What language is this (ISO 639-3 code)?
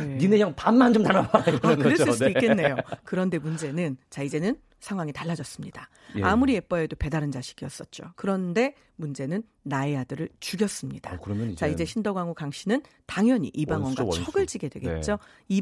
kor